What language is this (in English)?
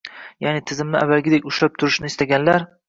Uzbek